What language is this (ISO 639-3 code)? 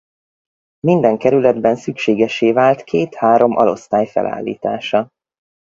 hun